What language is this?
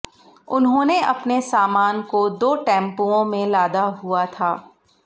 Hindi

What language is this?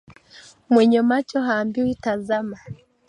Swahili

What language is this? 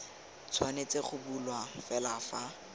Tswana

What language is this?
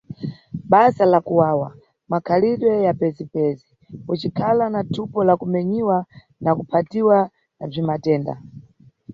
Nyungwe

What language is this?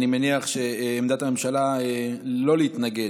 Hebrew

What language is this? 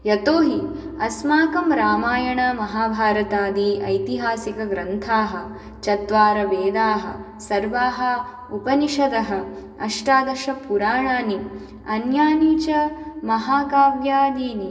Sanskrit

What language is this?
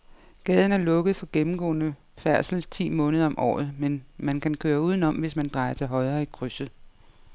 Danish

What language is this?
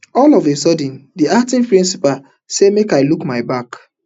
Nigerian Pidgin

